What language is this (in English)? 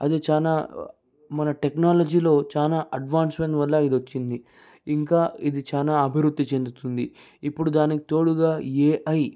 Telugu